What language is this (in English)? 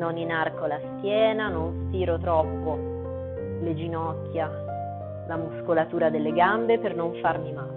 Italian